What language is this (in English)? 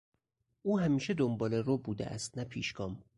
Persian